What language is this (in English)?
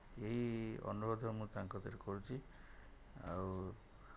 Odia